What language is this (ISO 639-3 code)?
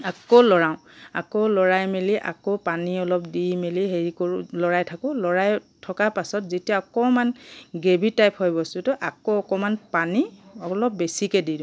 asm